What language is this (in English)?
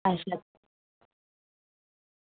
Dogri